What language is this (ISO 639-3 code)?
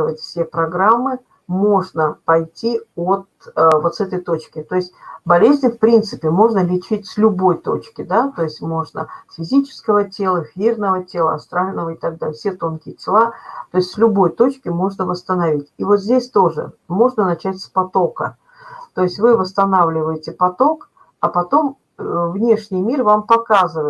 rus